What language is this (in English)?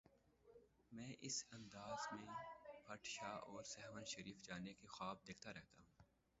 Urdu